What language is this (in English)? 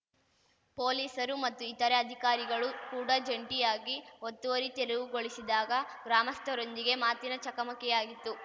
Kannada